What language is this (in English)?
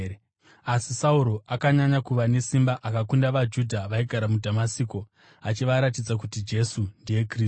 Shona